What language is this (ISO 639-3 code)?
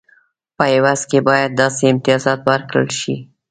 pus